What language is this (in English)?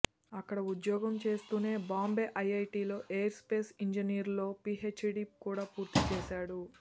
Telugu